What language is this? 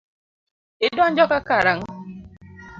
Luo (Kenya and Tanzania)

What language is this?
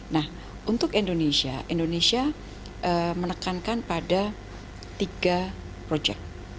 Indonesian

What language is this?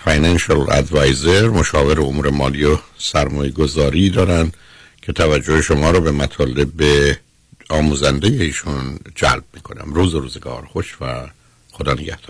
Persian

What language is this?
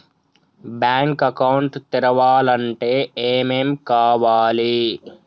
Telugu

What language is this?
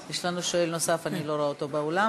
Hebrew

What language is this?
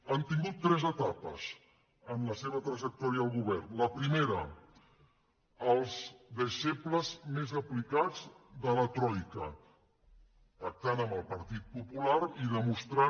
Catalan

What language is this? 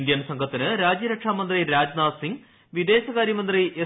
Malayalam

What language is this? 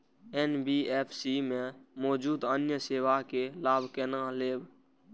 Maithili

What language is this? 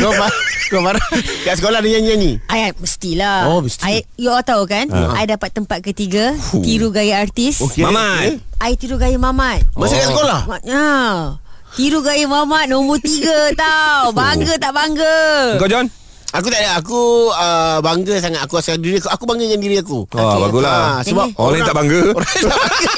Malay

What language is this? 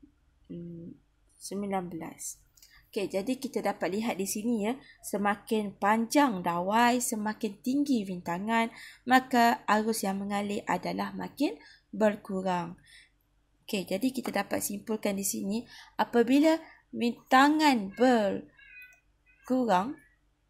Malay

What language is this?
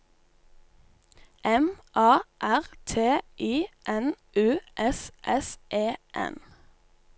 Norwegian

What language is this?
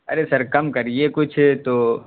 Urdu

